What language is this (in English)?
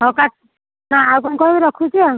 Odia